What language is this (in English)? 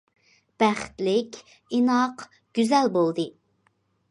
Uyghur